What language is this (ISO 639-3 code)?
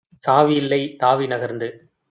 tam